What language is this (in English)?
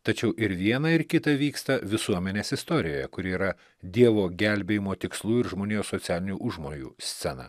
Lithuanian